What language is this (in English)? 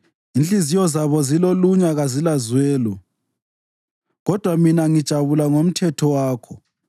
North Ndebele